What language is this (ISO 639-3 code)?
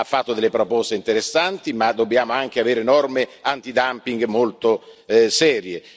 ita